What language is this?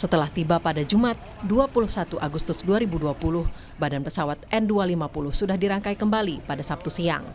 Indonesian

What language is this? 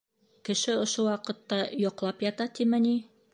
Bashkir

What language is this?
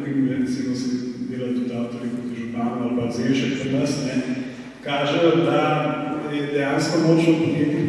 Ukrainian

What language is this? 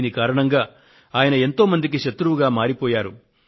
Telugu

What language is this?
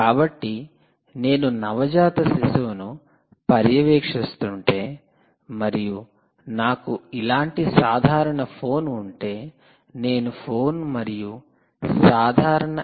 Telugu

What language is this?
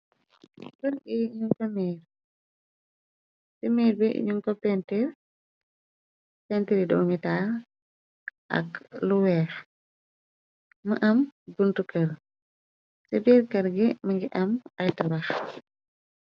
Wolof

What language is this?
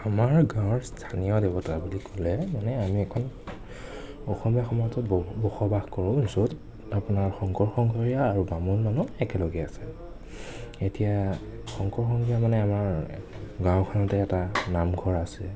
Assamese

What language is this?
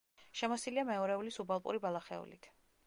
Georgian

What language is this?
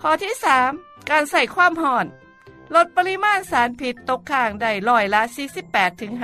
Thai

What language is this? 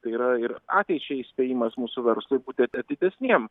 Lithuanian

